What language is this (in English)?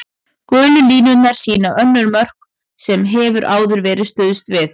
Icelandic